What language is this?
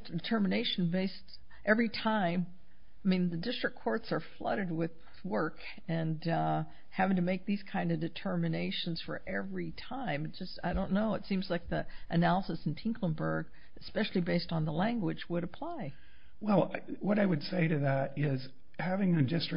English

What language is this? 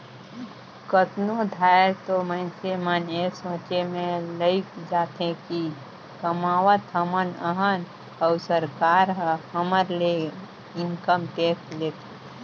Chhattisgarhi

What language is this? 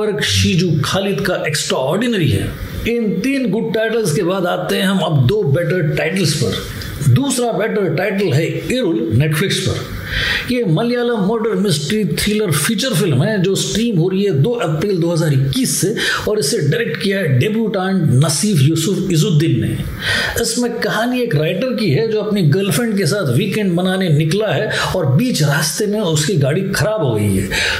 Hindi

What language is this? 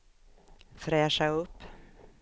Swedish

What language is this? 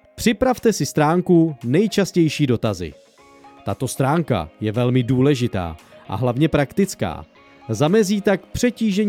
Czech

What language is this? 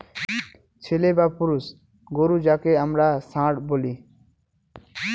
Bangla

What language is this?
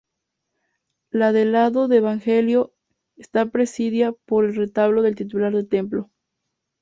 Spanish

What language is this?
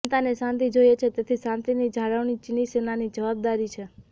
Gujarati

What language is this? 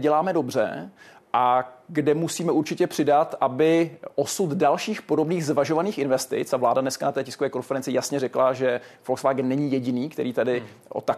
Czech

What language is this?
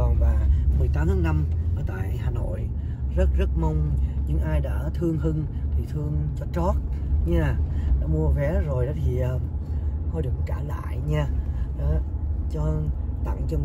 Vietnamese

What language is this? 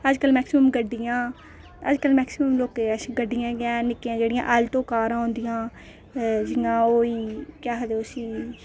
Dogri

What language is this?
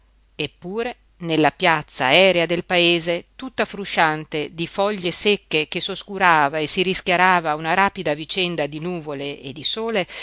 Italian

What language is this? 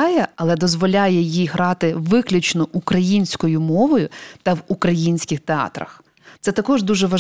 Ukrainian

